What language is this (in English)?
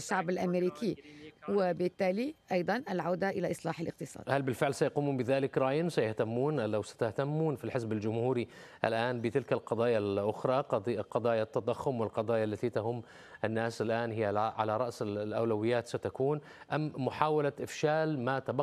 Arabic